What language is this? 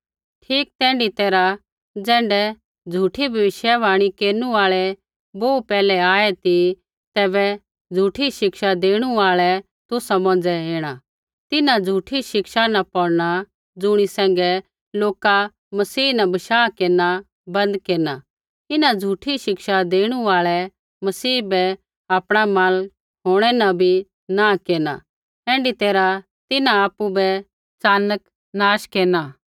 Kullu Pahari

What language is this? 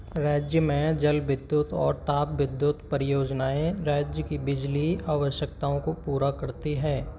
Hindi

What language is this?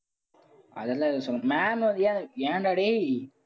Tamil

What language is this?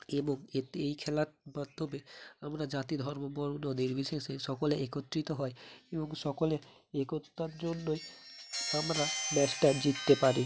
Bangla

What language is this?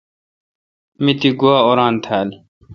Kalkoti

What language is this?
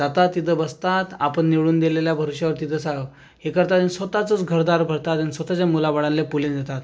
Marathi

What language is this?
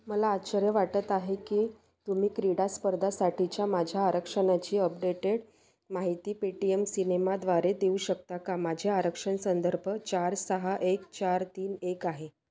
Marathi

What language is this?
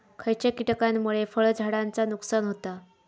Marathi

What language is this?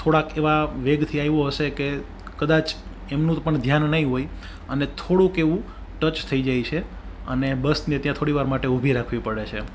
Gujarati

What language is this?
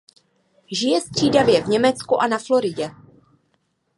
Czech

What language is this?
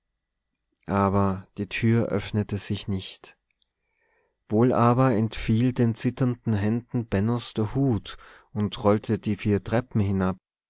German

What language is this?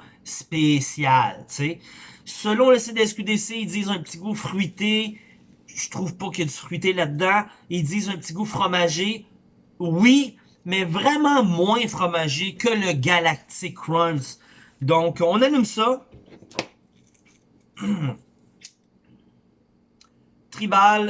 French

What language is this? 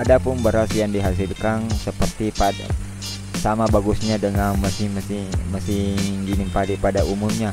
Indonesian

